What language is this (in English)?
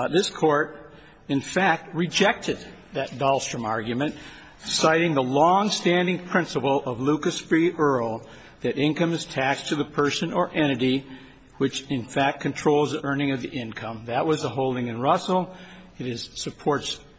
English